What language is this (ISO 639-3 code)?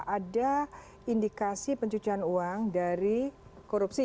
ind